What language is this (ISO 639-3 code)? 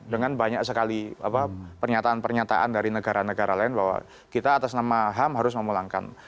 ind